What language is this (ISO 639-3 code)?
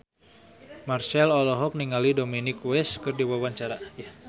sun